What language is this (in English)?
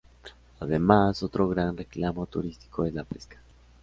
Spanish